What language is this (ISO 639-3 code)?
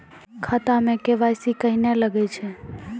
mai